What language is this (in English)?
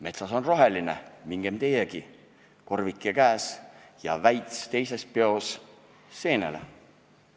Estonian